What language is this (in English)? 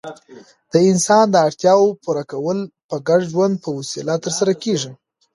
Pashto